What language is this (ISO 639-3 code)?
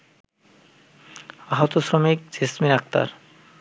ben